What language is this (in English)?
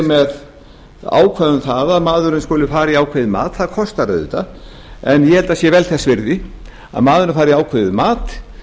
Icelandic